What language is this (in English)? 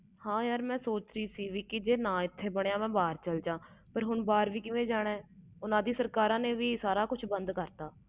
Punjabi